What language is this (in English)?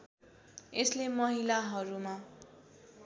Nepali